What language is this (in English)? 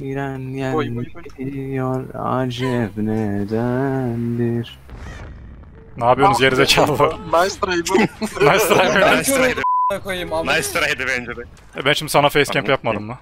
Turkish